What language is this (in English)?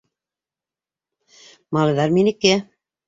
Bashkir